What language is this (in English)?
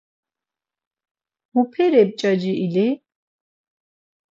Laz